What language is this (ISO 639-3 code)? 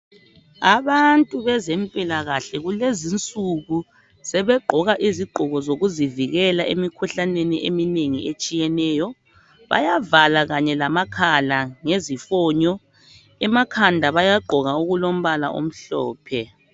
nde